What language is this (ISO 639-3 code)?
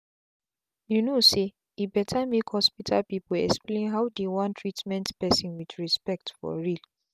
pcm